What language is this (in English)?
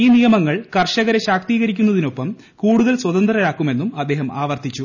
Malayalam